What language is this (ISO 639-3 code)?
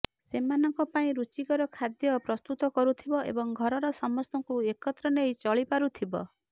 ori